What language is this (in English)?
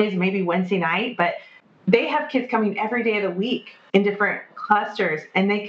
English